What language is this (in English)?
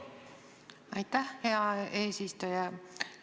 Estonian